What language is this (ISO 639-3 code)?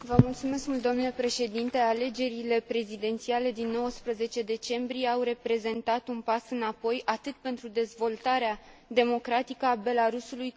ron